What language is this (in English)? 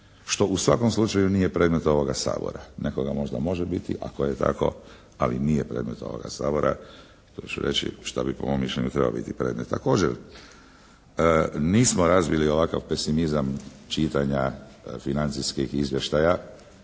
Croatian